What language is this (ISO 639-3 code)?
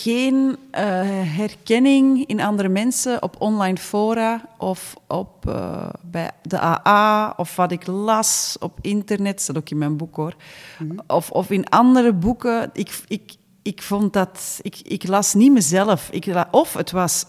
nld